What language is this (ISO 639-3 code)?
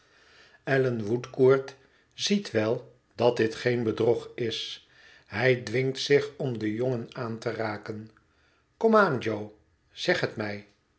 nld